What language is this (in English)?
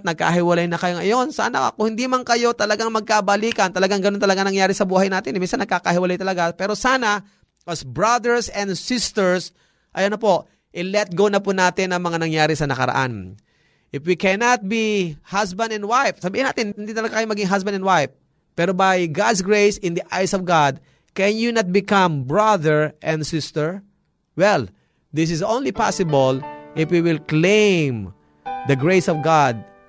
Filipino